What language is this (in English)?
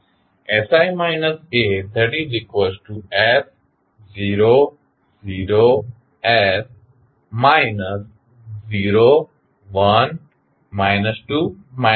Gujarati